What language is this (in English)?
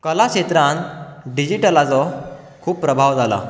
Konkani